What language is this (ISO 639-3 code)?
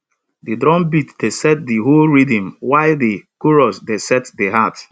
pcm